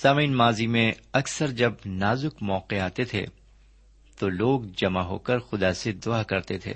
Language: Urdu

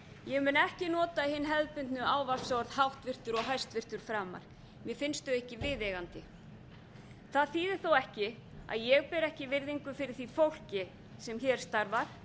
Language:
Icelandic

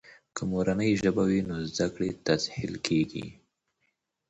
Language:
Pashto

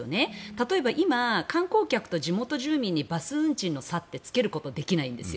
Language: Japanese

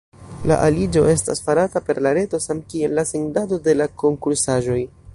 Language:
Esperanto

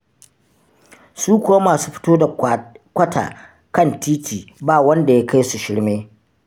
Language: Hausa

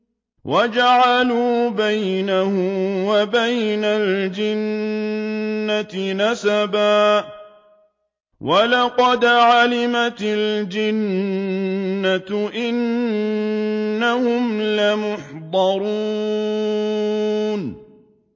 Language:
Arabic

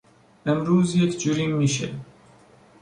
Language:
Persian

